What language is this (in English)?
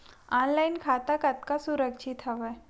Chhattisgarhi